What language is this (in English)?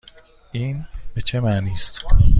Persian